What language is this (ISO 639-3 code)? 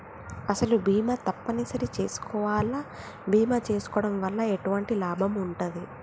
tel